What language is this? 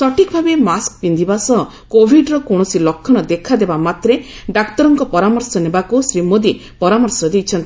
Odia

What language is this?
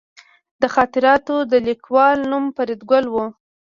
Pashto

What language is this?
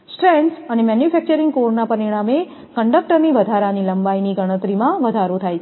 Gujarati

